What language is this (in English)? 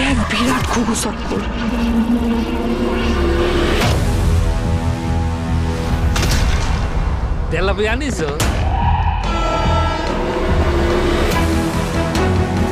Romanian